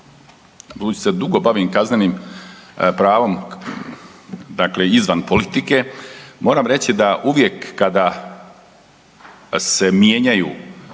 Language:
Croatian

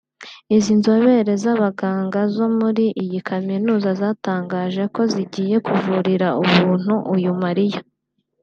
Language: Kinyarwanda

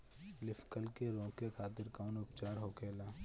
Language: Bhojpuri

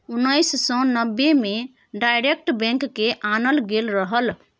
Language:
Maithili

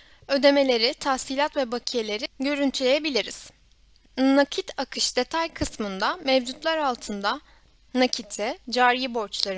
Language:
Turkish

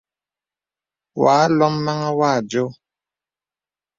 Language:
Bebele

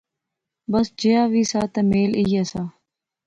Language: Pahari-Potwari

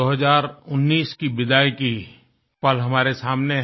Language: Hindi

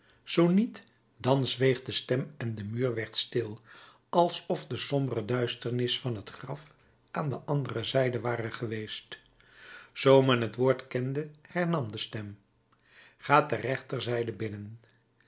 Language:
Dutch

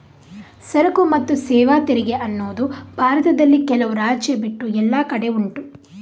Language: Kannada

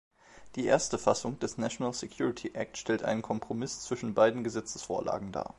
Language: German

